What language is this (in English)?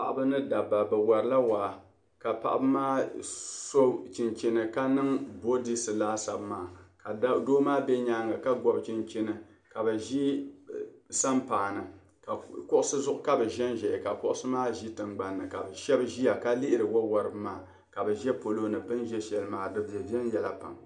Dagbani